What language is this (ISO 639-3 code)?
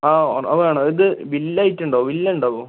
mal